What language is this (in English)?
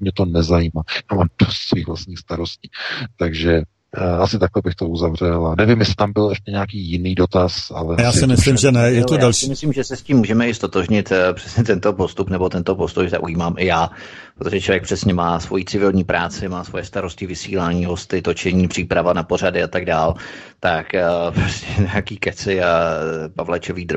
Czech